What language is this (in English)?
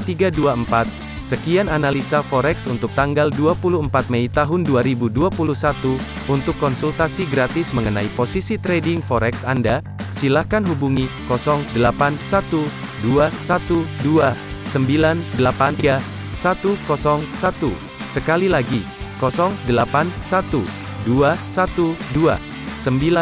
Indonesian